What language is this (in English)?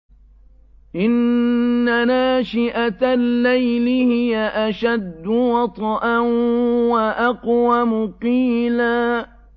Arabic